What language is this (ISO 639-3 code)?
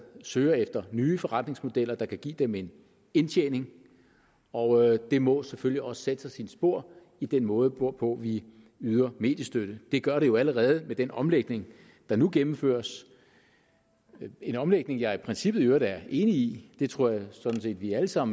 dan